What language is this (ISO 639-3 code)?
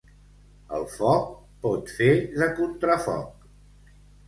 cat